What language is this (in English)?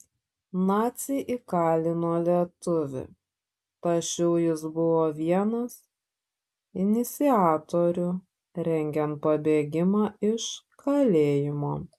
Lithuanian